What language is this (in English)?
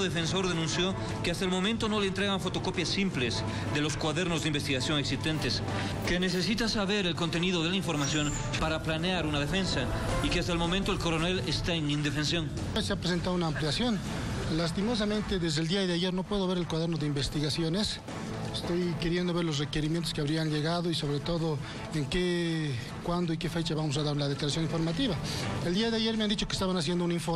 Spanish